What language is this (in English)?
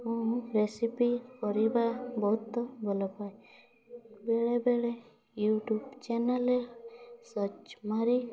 Odia